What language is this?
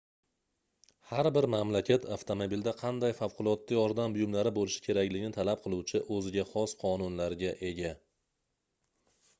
Uzbek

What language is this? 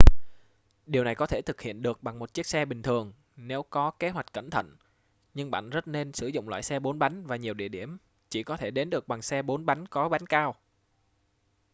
Vietnamese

